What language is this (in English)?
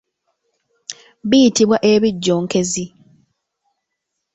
Ganda